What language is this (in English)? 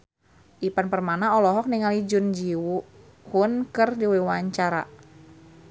Sundanese